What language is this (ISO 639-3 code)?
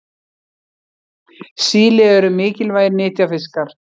isl